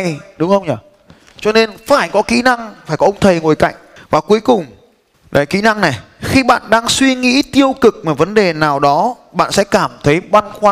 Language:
Vietnamese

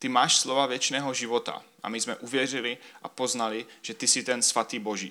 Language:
Czech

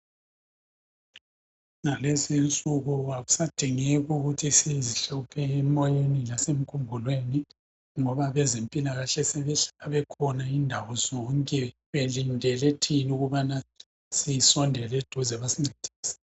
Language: North Ndebele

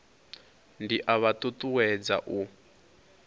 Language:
Venda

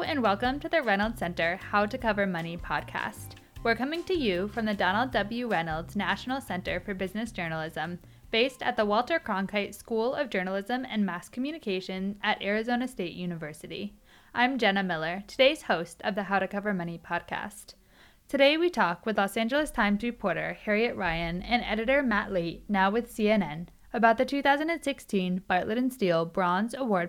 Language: English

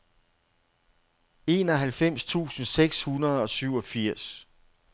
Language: Danish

